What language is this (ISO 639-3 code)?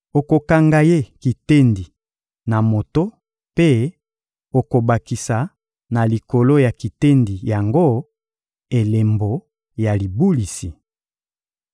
lin